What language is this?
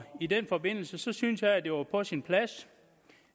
Danish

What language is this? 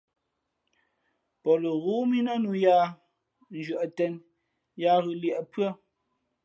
Fe'fe'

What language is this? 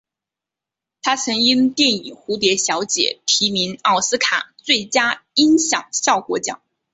Chinese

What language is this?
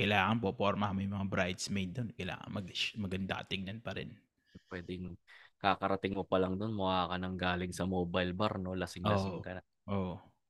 Filipino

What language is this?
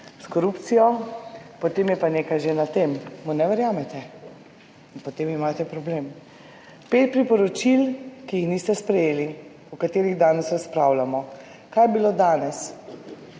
Slovenian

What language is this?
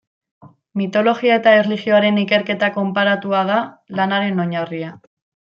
Basque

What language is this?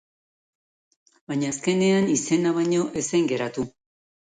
Basque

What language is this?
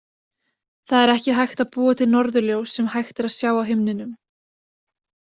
Icelandic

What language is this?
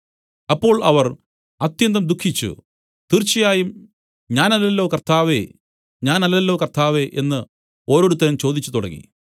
Malayalam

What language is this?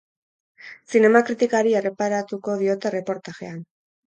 Basque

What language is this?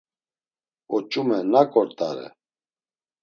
Laz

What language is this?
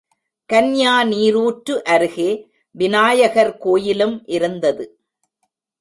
Tamil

